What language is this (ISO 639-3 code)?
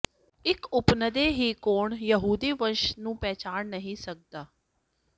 pan